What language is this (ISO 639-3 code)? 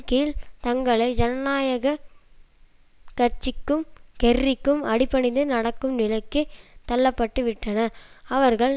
tam